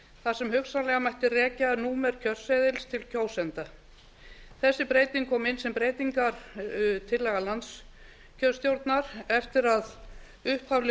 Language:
Icelandic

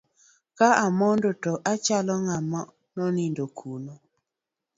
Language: Luo (Kenya and Tanzania)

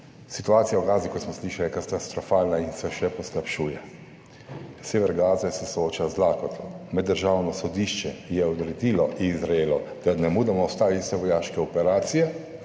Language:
Slovenian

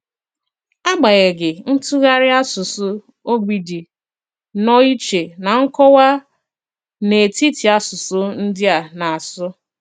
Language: Igbo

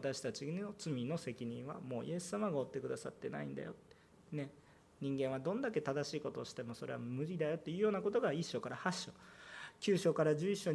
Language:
Japanese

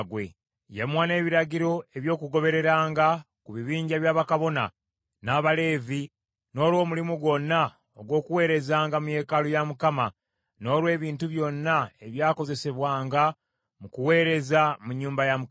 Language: Ganda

